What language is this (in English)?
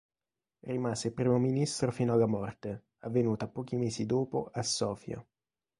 Italian